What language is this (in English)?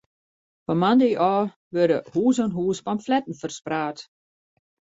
Western Frisian